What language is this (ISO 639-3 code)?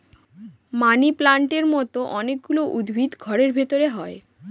ben